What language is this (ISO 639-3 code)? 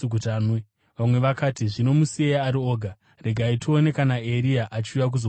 sna